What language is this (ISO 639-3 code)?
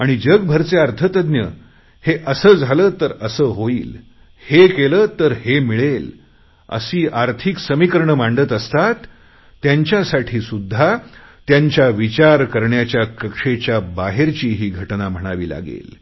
mar